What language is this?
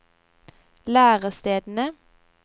Norwegian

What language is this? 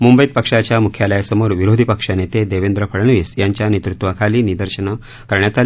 Marathi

